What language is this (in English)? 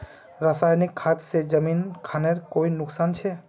Magahi